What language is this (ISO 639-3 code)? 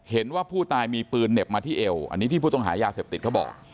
tha